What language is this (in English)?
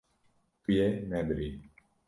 Kurdish